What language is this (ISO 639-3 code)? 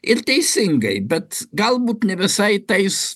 lit